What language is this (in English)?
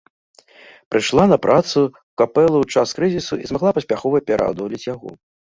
Belarusian